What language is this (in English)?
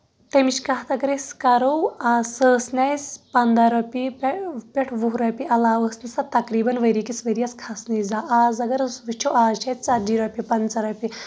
Kashmiri